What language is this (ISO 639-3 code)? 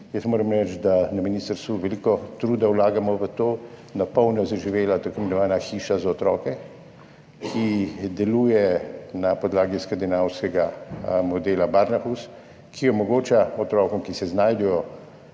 slv